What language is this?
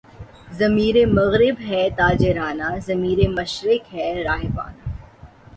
Urdu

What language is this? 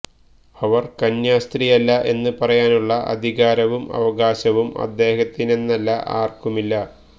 Malayalam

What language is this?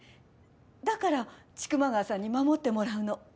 Japanese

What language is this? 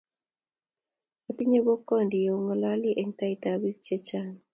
Kalenjin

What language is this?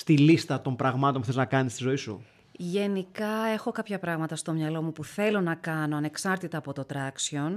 Greek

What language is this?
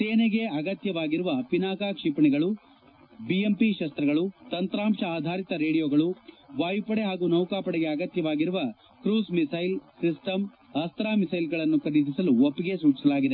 Kannada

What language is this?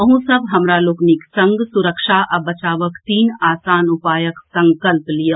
Maithili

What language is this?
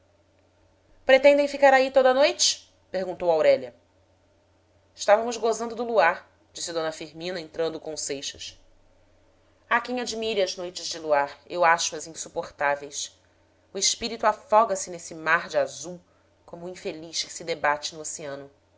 Portuguese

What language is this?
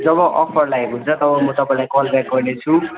Nepali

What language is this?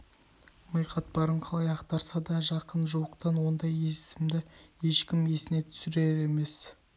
Kazakh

